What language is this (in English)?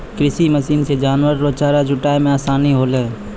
Maithili